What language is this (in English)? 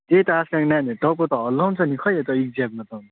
Nepali